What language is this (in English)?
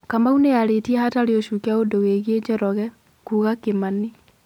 Kikuyu